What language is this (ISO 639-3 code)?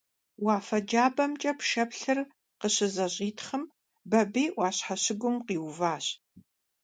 kbd